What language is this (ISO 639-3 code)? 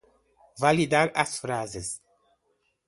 por